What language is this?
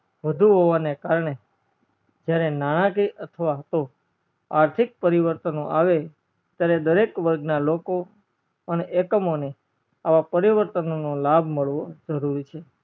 Gujarati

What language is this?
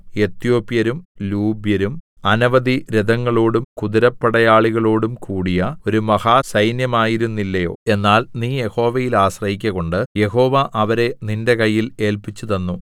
Malayalam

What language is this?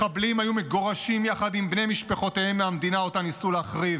Hebrew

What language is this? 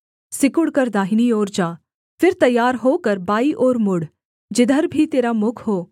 Hindi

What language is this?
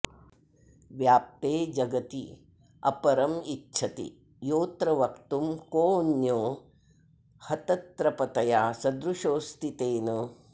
Sanskrit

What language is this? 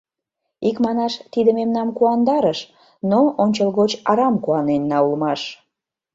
Mari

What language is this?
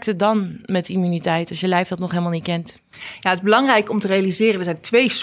Dutch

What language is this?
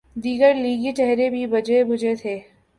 Urdu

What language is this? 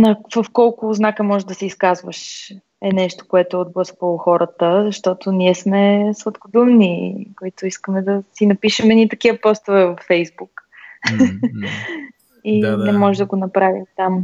Bulgarian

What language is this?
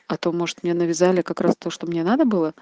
Russian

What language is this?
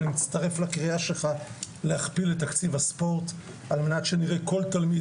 Hebrew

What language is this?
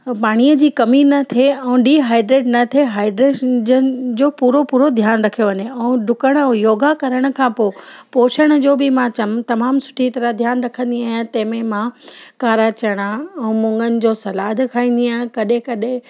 Sindhi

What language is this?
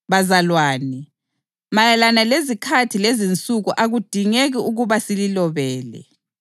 North Ndebele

